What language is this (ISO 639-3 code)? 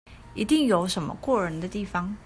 zho